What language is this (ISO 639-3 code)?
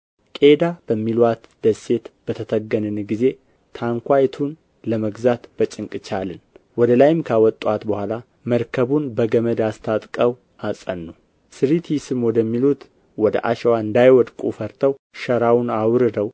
amh